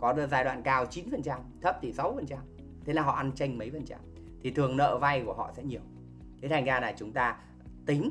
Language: Vietnamese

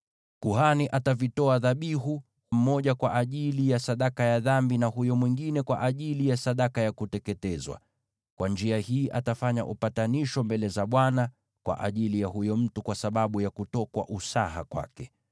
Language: Swahili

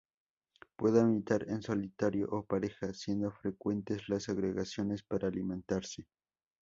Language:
Spanish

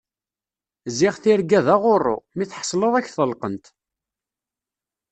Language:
Kabyle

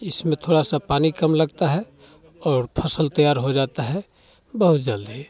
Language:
Hindi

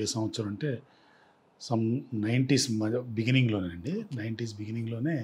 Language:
Telugu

